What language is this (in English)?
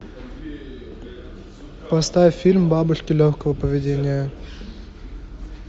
Russian